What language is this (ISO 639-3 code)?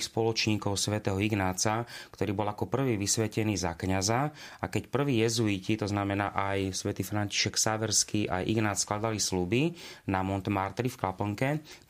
slk